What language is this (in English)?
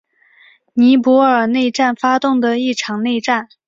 Chinese